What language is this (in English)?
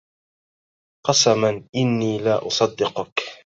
Arabic